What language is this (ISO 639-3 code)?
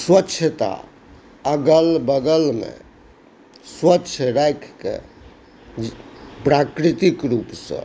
mai